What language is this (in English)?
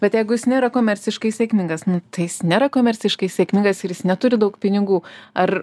Lithuanian